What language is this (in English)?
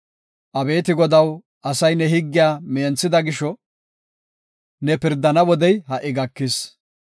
Gofa